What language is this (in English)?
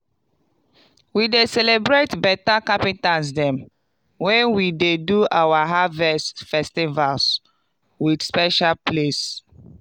Nigerian Pidgin